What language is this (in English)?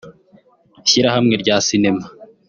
Kinyarwanda